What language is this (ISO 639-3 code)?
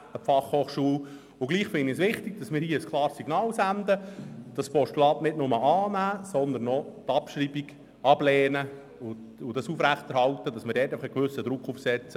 gsw